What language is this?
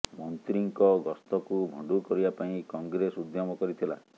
Odia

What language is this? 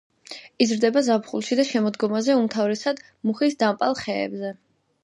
Georgian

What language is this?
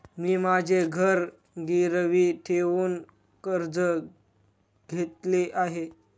Marathi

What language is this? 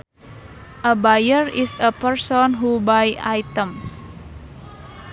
Sundanese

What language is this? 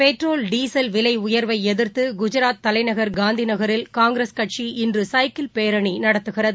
Tamil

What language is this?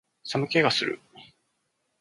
Japanese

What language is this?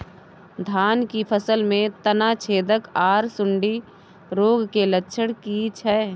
Maithili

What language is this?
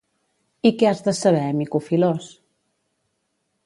Catalan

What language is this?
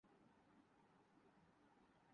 Urdu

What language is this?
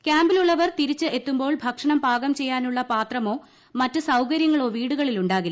Malayalam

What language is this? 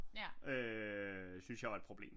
Danish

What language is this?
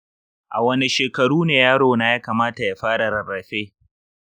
Hausa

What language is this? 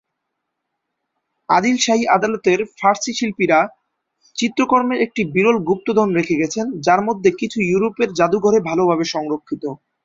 Bangla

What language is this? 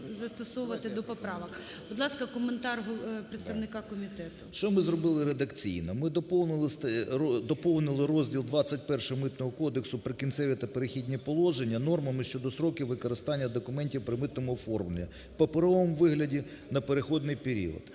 Ukrainian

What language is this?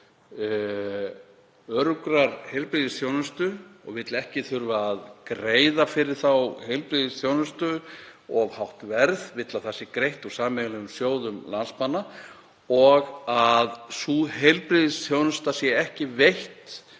Icelandic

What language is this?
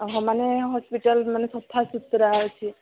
Odia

